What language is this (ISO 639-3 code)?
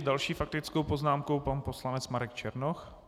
ces